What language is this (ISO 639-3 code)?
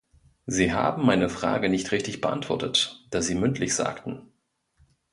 deu